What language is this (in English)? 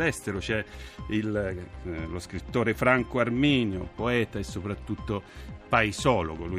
Italian